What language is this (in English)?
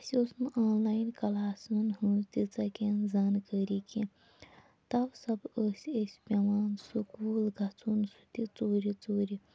Kashmiri